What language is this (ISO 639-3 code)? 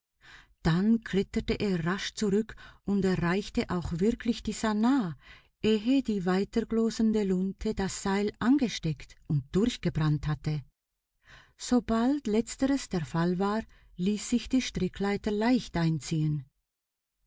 deu